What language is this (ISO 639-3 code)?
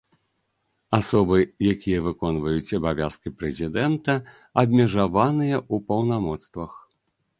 bel